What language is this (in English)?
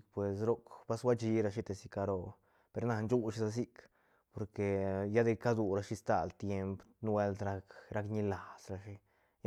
Santa Catarina Albarradas Zapotec